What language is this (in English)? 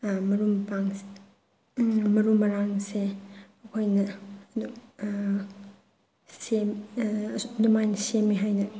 Manipuri